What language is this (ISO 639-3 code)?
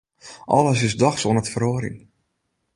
fry